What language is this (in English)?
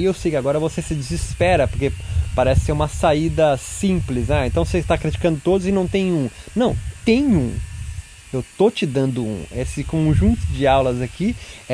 Portuguese